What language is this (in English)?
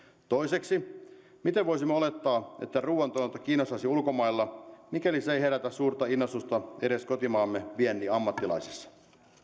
Finnish